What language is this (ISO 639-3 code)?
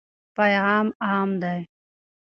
pus